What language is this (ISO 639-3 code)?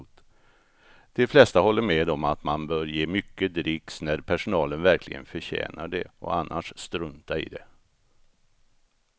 swe